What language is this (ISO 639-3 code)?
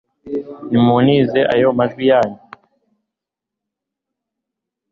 kin